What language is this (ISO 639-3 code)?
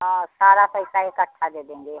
hin